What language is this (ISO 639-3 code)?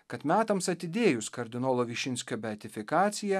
lit